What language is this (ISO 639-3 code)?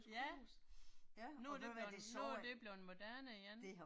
dan